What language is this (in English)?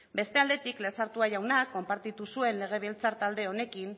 Basque